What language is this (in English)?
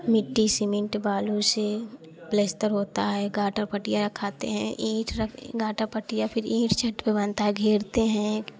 Hindi